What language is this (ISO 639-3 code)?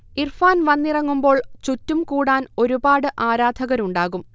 mal